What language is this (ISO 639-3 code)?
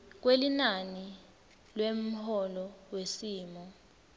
ssw